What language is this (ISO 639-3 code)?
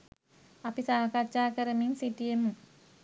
sin